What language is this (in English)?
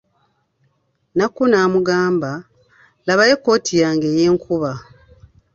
Ganda